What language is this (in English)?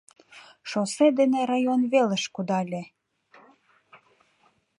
Mari